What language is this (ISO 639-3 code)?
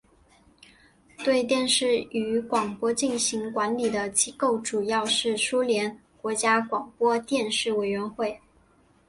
zho